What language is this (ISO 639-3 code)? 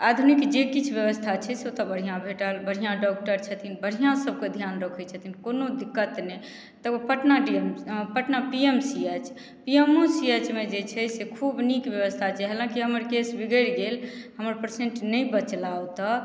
mai